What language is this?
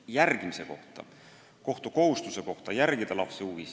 Estonian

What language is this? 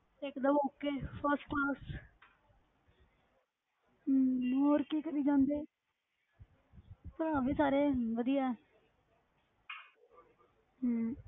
Punjabi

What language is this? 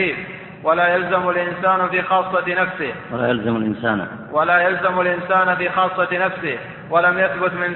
Arabic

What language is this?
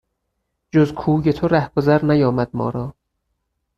Persian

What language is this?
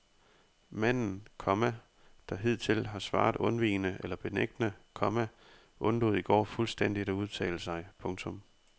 Danish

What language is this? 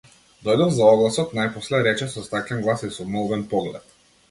Macedonian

